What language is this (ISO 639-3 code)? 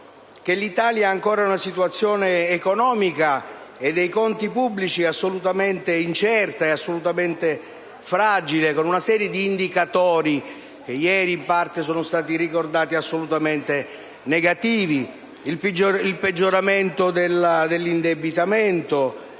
ita